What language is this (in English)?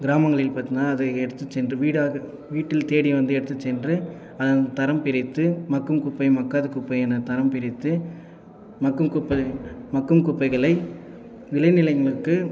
Tamil